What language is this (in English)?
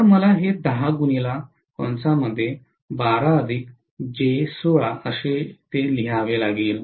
Marathi